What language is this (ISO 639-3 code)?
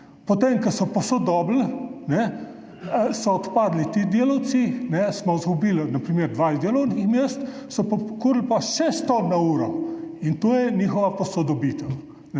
slv